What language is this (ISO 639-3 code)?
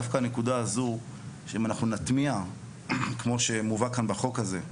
heb